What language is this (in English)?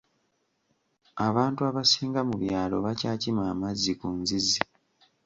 Ganda